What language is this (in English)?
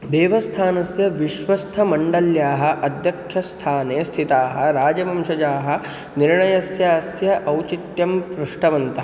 Sanskrit